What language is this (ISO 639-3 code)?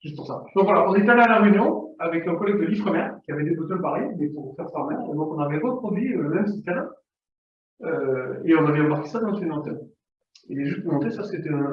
fra